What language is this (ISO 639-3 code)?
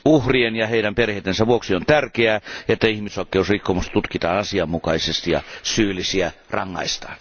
fin